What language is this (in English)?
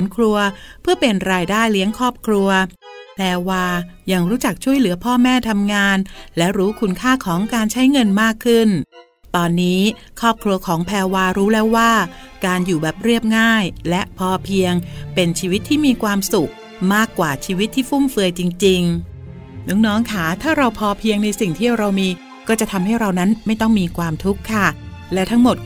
Thai